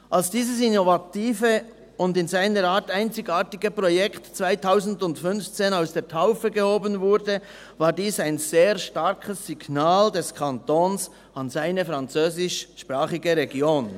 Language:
Swiss German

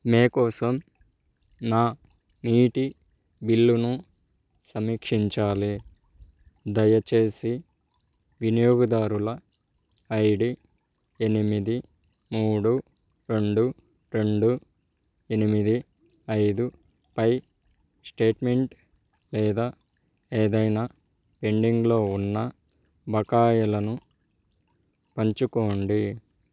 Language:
Telugu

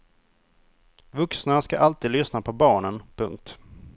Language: Swedish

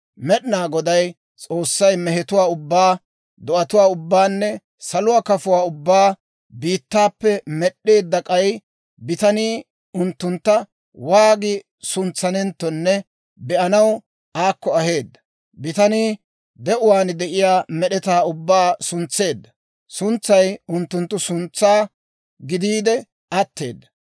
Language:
Dawro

